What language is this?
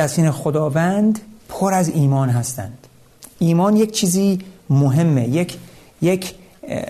Persian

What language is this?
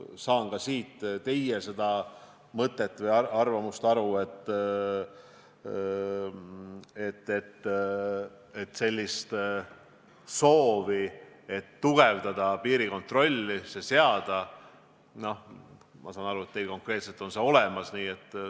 Estonian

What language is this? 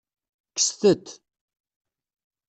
Kabyle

